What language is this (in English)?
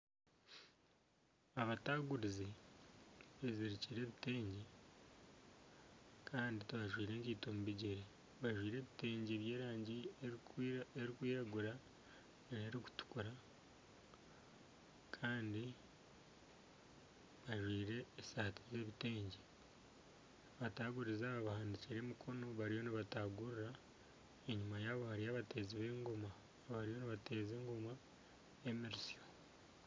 Nyankole